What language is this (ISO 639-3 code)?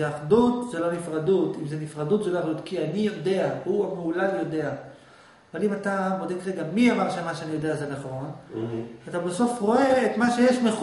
heb